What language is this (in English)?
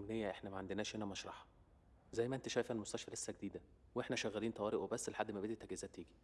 Arabic